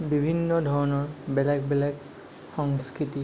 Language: Assamese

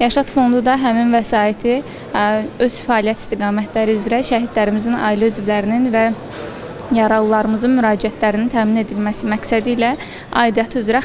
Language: Turkish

